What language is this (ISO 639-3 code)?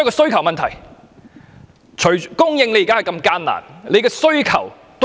yue